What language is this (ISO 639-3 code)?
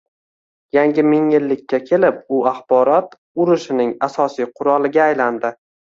uzb